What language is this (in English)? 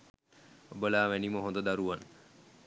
Sinhala